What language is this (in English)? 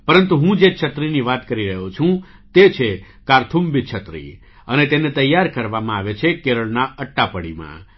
Gujarati